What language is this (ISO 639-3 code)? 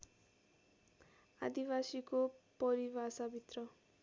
nep